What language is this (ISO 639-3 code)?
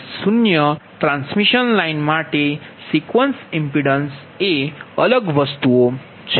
guj